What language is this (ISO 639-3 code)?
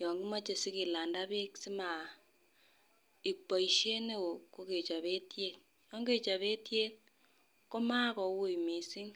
kln